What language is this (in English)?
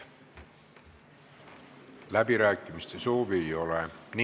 Estonian